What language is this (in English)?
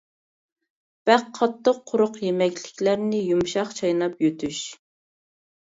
Uyghur